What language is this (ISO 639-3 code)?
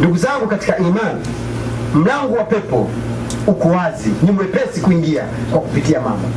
swa